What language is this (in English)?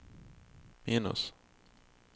Swedish